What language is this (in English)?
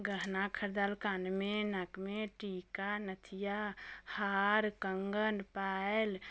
Maithili